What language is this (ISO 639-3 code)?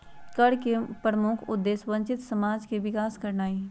mag